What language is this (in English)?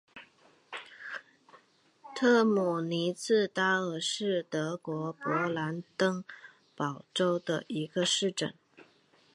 Chinese